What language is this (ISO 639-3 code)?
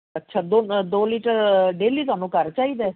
pan